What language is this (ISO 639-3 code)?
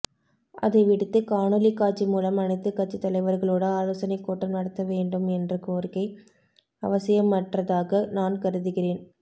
tam